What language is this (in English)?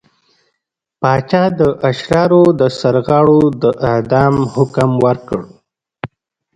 Pashto